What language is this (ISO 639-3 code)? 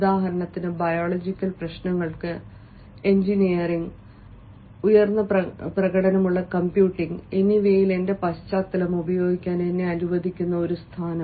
mal